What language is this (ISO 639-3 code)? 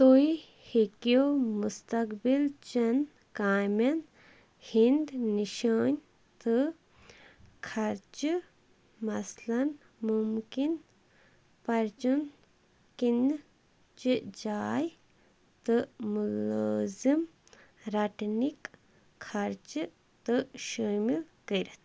kas